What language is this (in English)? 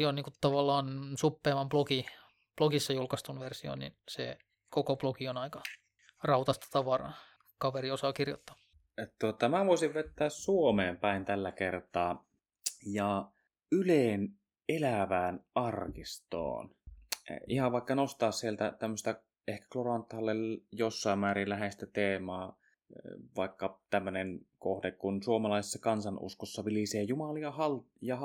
Finnish